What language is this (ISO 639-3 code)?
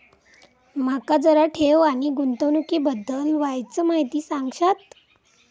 mar